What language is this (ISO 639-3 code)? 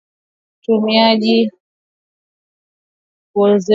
swa